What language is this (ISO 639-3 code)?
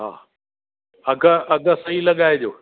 snd